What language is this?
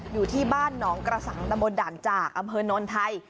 Thai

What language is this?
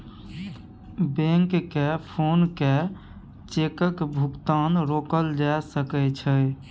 Maithili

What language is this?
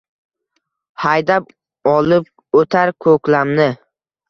Uzbek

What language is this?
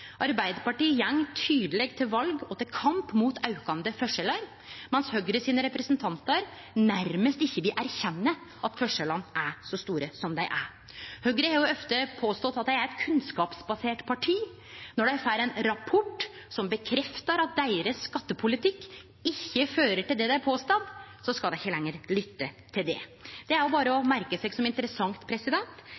Norwegian Nynorsk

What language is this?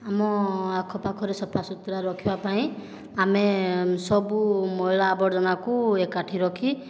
Odia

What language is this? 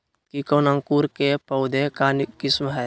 Magahi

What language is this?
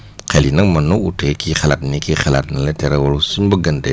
Wolof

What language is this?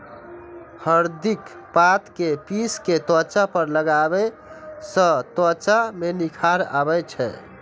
Maithili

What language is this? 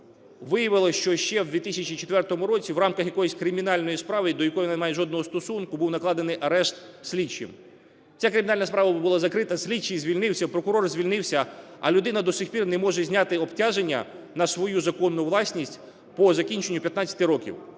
Ukrainian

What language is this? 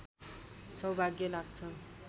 Nepali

